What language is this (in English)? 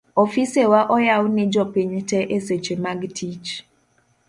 Luo (Kenya and Tanzania)